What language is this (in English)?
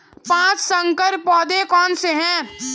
Hindi